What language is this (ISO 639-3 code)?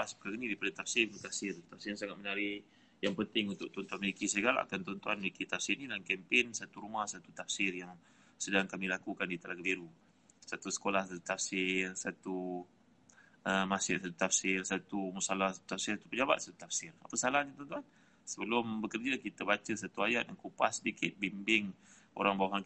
msa